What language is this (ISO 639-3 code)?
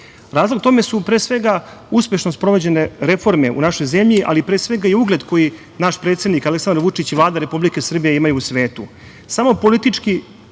srp